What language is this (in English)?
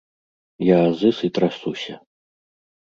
Belarusian